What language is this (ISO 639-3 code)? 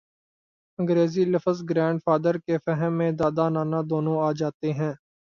urd